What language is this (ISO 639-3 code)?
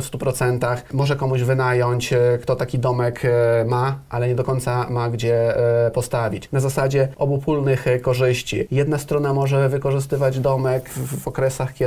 pol